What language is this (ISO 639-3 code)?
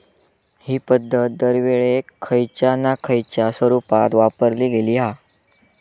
mar